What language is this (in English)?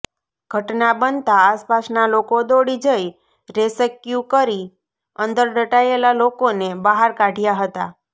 Gujarati